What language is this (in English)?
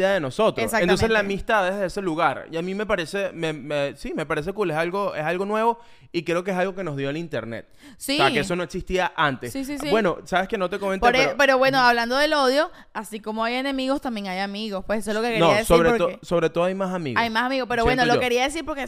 Spanish